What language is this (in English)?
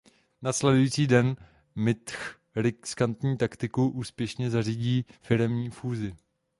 Czech